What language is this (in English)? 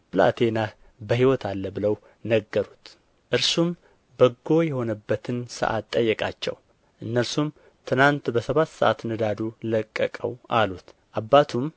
Amharic